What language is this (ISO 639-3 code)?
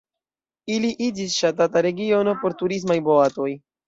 epo